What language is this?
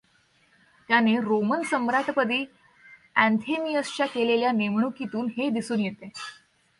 Marathi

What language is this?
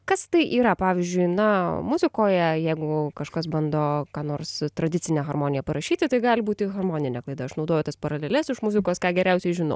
Lithuanian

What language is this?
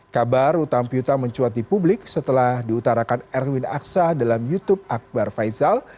Indonesian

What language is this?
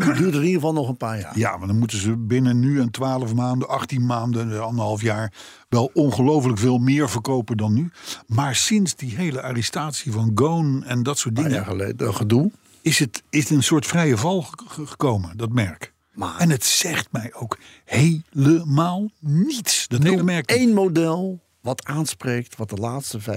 Dutch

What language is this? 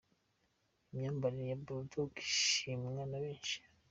Kinyarwanda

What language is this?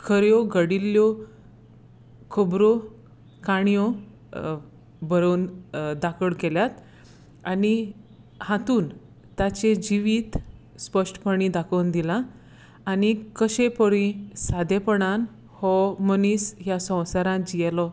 Konkani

